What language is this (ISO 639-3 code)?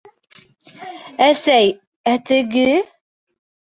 bak